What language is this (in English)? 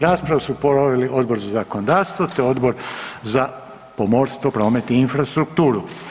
Croatian